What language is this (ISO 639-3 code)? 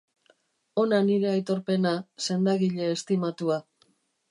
eus